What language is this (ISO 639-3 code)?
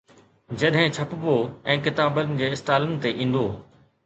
snd